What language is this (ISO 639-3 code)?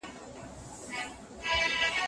pus